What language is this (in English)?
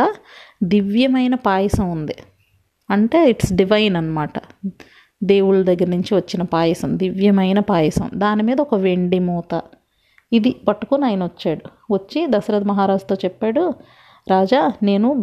Telugu